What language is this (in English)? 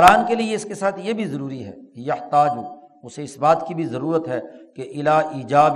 Urdu